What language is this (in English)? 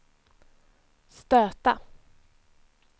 Swedish